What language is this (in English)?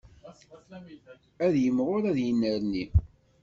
Kabyle